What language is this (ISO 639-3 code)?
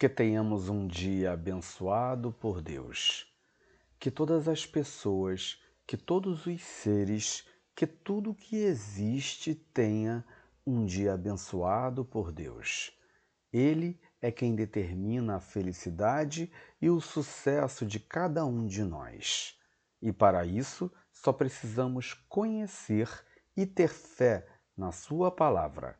por